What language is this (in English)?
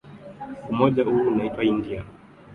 Swahili